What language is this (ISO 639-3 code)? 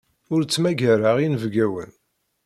kab